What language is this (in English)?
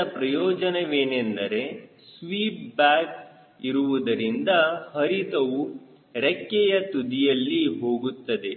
Kannada